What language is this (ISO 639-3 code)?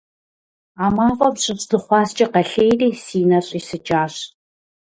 kbd